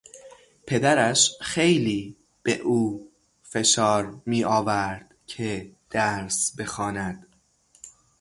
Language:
Persian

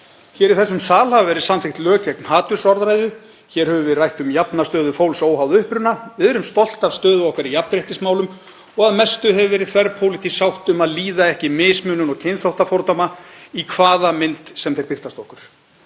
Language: Icelandic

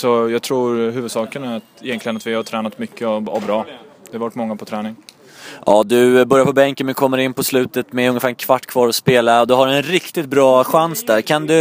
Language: Swedish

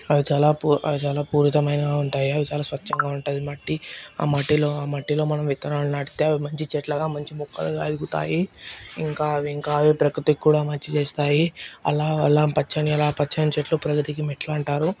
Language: Telugu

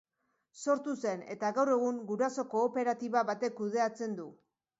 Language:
Basque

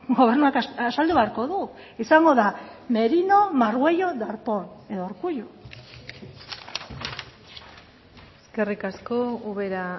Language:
Basque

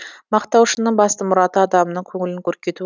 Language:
Kazakh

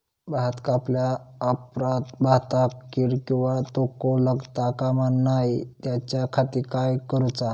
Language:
Marathi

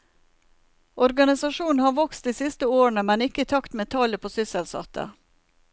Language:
Norwegian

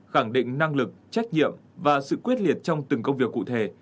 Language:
Vietnamese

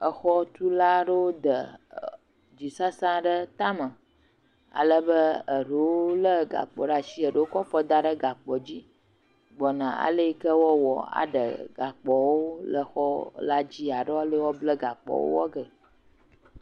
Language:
Ewe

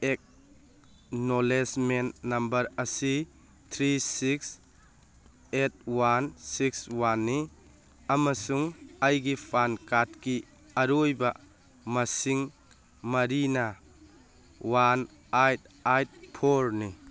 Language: Manipuri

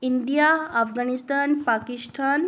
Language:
Assamese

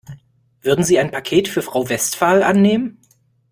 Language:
German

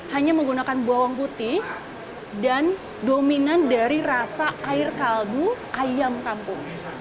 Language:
Indonesian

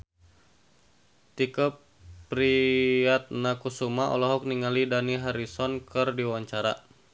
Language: Sundanese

